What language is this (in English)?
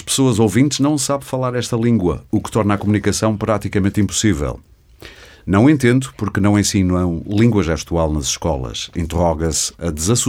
Portuguese